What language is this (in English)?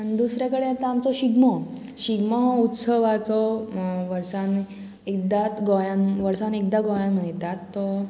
Konkani